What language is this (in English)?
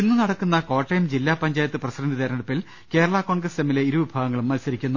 Malayalam